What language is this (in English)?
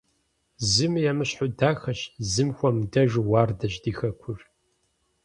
Kabardian